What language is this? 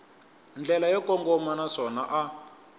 Tsonga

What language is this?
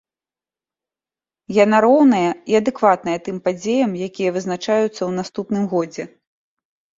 Belarusian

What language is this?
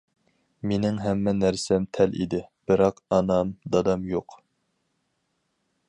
Uyghur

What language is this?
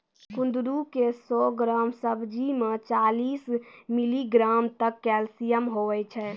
Maithili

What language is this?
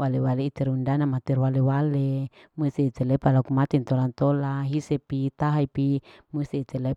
Larike-Wakasihu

